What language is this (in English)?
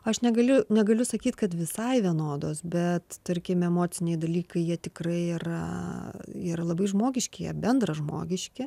Lithuanian